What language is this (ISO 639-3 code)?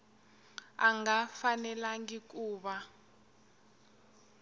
tso